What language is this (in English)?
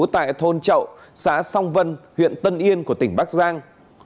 Vietnamese